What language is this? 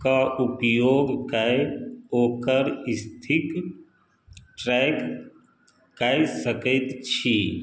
Maithili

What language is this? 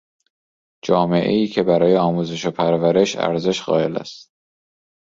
Persian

